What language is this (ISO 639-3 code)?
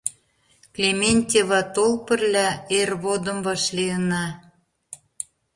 chm